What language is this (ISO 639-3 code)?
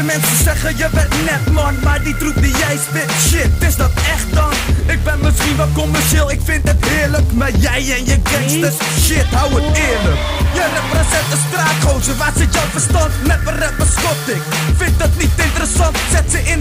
nld